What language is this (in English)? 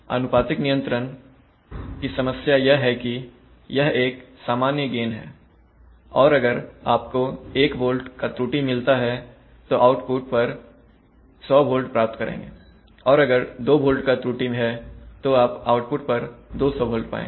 Hindi